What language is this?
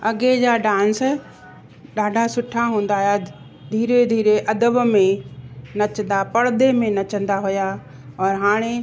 Sindhi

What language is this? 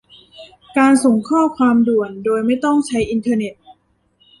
Thai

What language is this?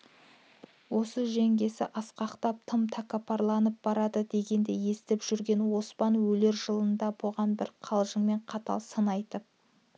Kazakh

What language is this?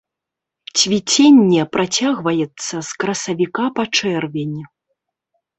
Belarusian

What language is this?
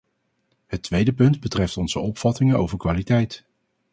Dutch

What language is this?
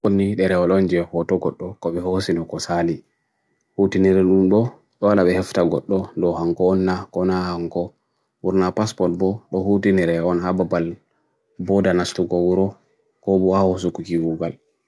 Bagirmi Fulfulde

